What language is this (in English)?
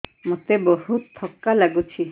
Odia